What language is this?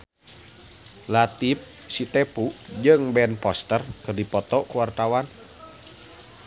Sundanese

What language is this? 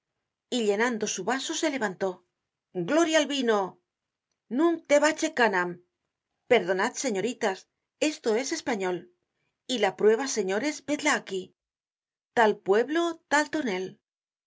Spanish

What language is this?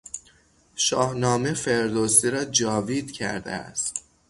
Persian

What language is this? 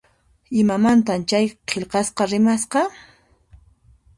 Puno Quechua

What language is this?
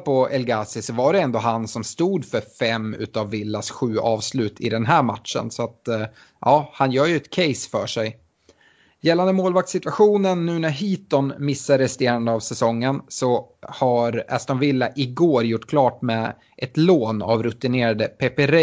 Swedish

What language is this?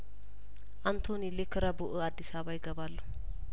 Amharic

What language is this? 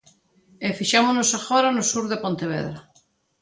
Galician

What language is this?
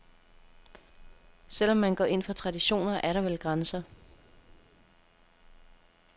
Danish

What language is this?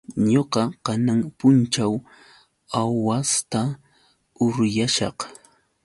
Yauyos Quechua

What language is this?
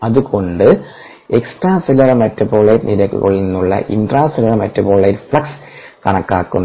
Malayalam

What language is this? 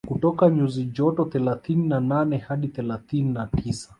Swahili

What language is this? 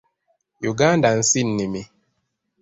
Ganda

